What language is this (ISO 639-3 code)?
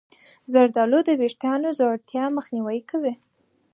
pus